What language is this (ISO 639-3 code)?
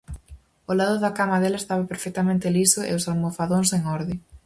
glg